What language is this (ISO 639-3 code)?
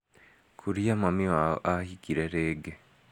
kik